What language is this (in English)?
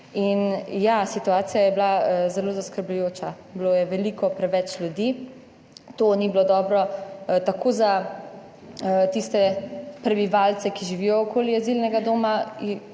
Slovenian